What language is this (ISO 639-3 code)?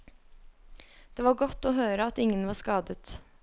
nor